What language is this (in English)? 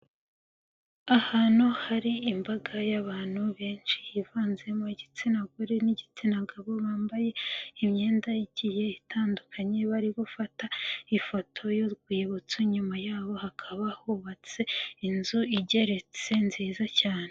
Kinyarwanda